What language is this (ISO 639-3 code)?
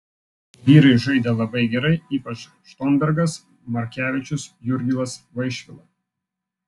lit